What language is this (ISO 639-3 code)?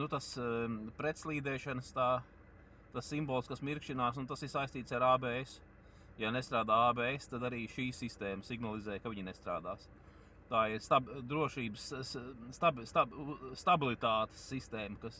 lav